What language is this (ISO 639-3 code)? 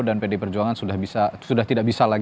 ind